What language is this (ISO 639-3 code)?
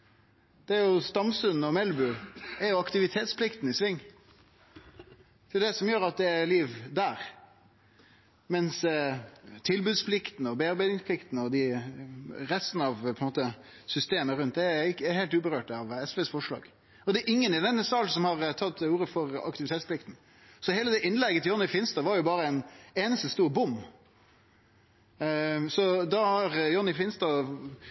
nno